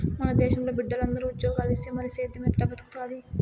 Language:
Telugu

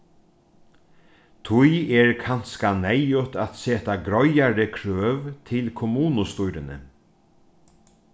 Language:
Faroese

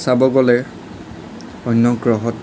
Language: Assamese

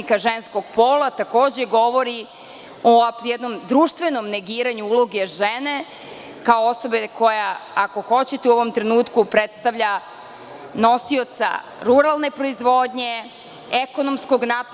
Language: Serbian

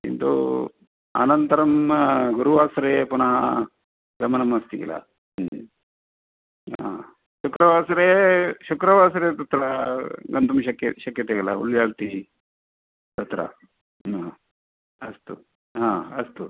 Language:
Sanskrit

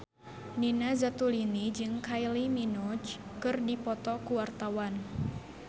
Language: Sundanese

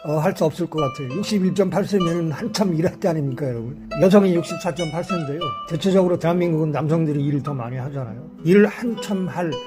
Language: Korean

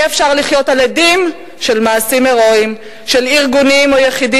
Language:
Hebrew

